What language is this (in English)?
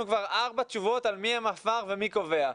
Hebrew